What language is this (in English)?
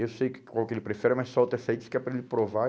Portuguese